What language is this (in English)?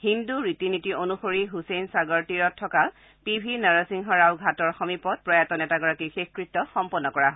Assamese